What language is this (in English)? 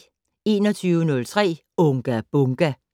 Danish